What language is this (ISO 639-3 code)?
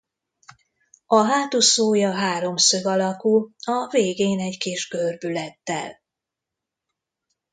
hun